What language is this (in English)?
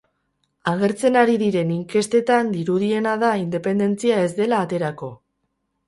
Basque